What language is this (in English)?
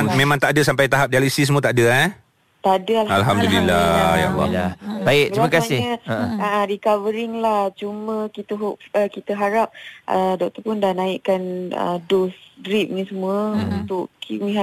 Malay